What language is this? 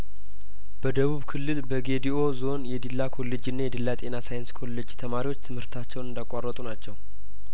Amharic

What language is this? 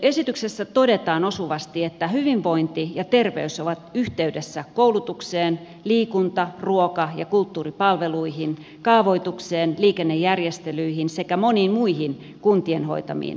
Finnish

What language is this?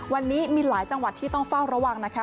Thai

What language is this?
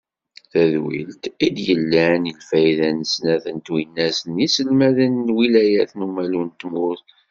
Kabyle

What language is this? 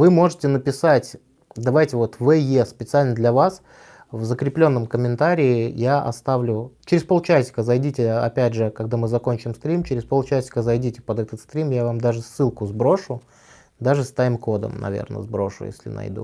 Russian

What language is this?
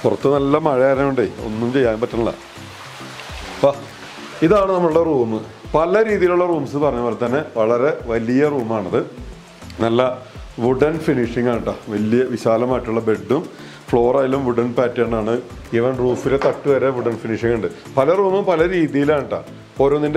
Turkish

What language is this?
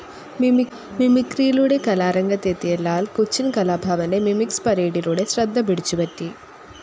Malayalam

